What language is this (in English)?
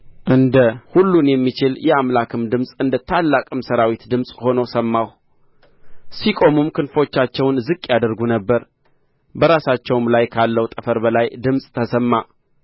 Amharic